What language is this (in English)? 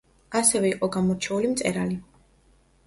Georgian